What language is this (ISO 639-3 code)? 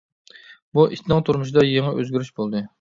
uig